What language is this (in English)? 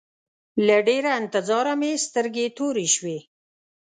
Pashto